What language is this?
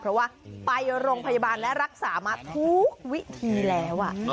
Thai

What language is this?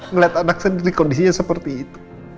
Indonesian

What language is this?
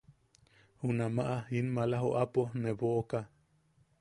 Yaqui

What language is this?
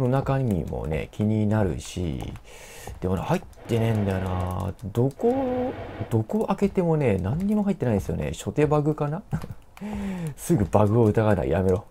Japanese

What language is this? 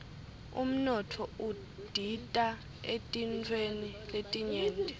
Swati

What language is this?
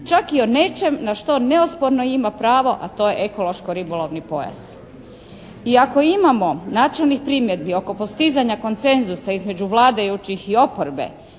Croatian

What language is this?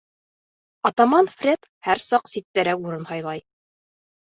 Bashkir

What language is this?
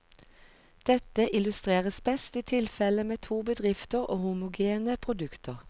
Norwegian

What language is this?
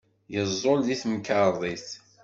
Kabyle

